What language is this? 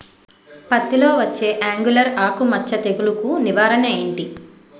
Telugu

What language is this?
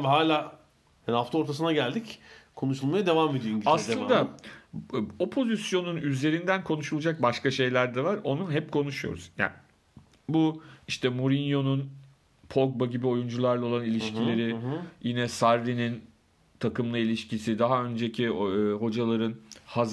Turkish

